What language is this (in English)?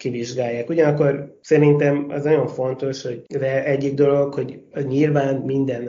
Hungarian